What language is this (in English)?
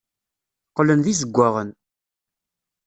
Kabyle